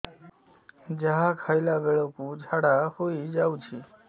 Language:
Odia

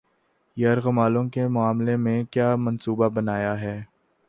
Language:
Urdu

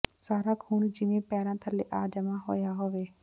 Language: Punjabi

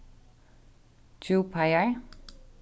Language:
Faroese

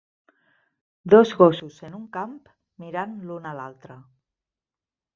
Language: Catalan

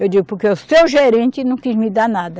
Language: Portuguese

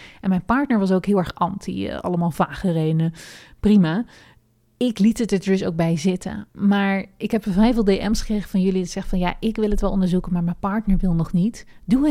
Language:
Dutch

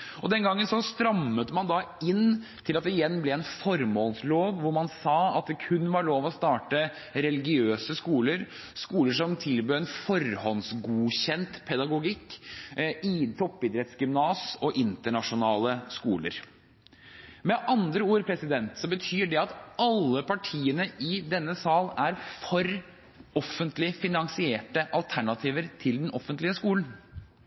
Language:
Norwegian Bokmål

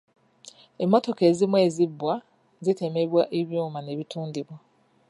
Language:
Ganda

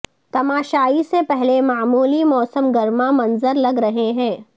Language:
Urdu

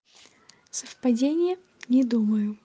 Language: Russian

